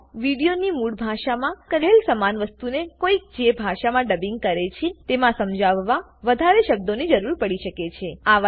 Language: Gujarati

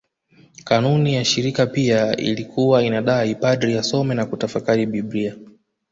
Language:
Swahili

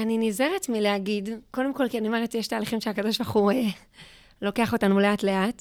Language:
Hebrew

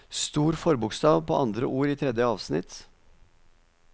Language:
Norwegian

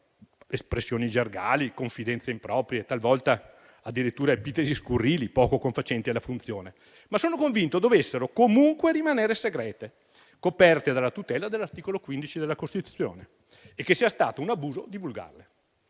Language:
Italian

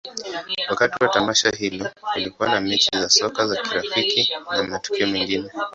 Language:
Swahili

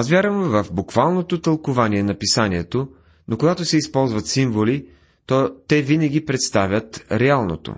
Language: Bulgarian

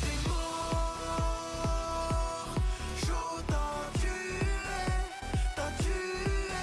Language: French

